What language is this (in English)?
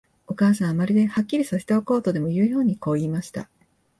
Japanese